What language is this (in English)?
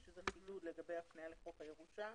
Hebrew